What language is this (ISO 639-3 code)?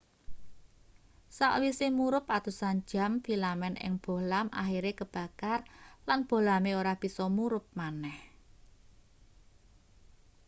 jav